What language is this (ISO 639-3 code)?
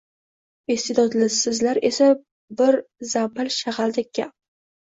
uzb